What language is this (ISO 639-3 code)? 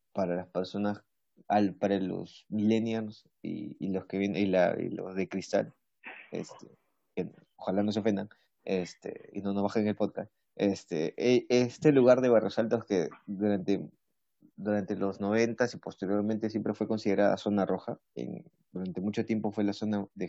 spa